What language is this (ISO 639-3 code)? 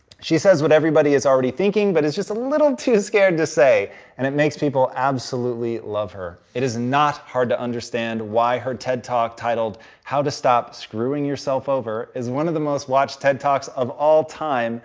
eng